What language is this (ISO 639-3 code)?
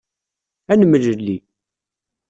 kab